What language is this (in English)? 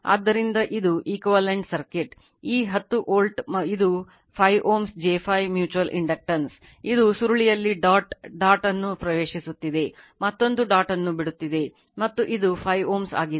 Kannada